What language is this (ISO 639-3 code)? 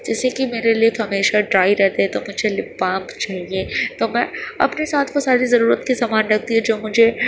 urd